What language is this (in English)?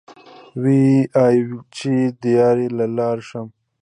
Pashto